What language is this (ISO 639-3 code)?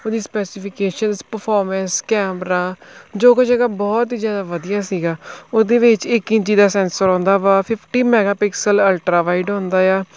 pan